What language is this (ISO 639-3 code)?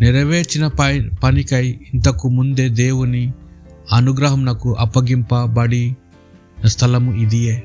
tel